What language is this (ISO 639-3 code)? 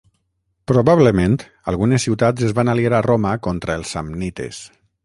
cat